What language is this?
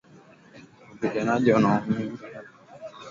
Swahili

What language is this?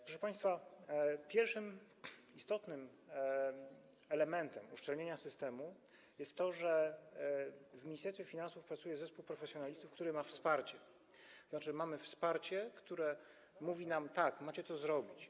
Polish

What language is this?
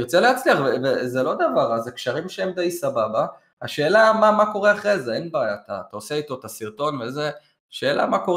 Hebrew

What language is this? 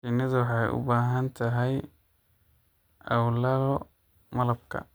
Somali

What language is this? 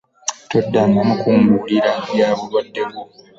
Ganda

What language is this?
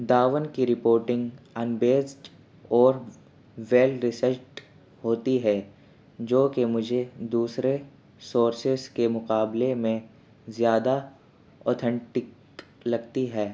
Urdu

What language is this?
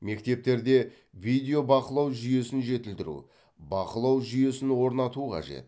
Kazakh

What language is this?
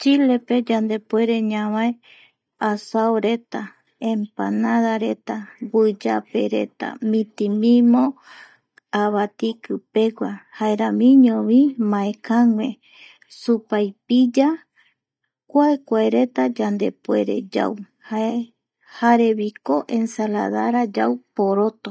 Eastern Bolivian Guaraní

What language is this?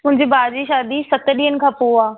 Sindhi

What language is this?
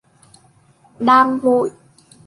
Vietnamese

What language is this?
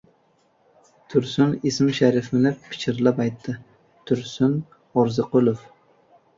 Uzbek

